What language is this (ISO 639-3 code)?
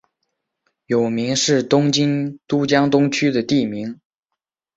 zho